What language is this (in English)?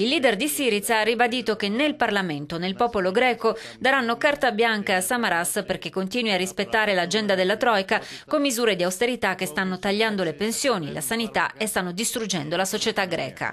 Italian